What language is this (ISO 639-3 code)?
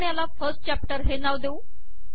mar